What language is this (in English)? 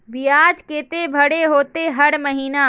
Magahi